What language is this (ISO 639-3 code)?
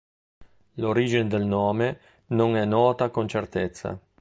ita